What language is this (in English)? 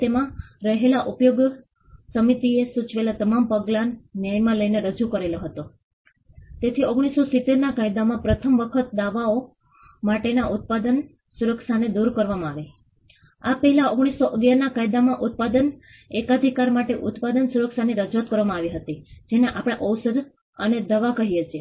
Gujarati